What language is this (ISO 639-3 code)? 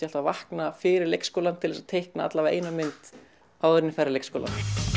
isl